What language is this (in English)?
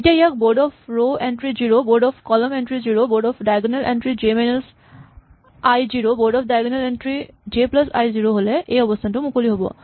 Assamese